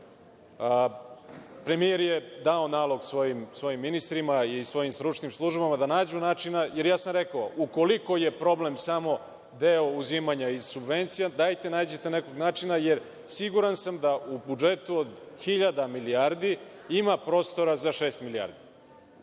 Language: Serbian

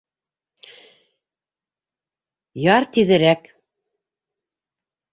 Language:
Bashkir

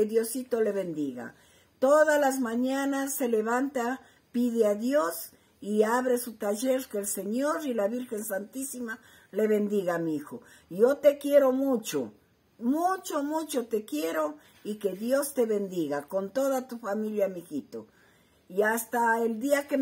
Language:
Spanish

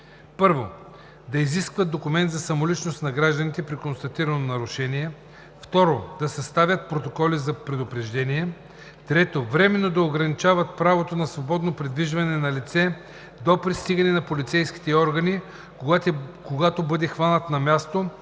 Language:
Bulgarian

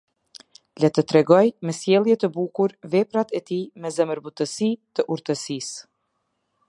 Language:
Albanian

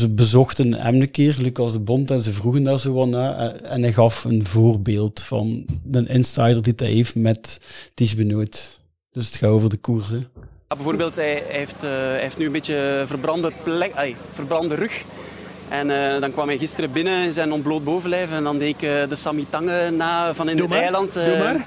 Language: Dutch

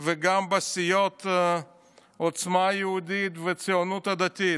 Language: Hebrew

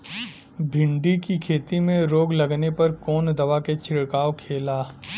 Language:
Bhojpuri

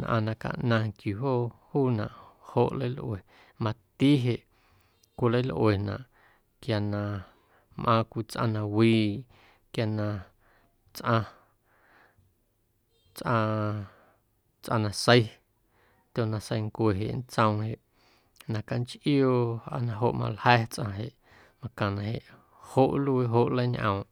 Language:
Guerrero Amuzgo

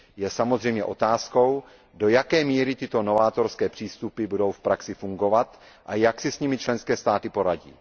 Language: Czech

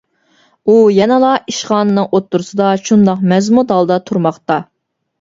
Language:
Uyghur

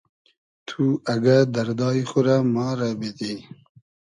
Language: Hazaragi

